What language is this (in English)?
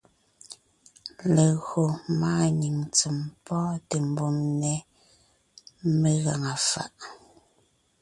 Ngiemboon